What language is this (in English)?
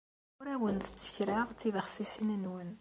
Kabyle